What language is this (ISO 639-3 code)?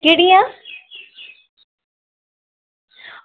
doi